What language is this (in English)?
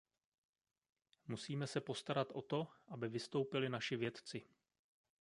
Czech